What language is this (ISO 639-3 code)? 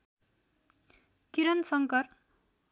nep